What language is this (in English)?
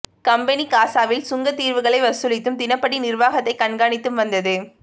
Tamil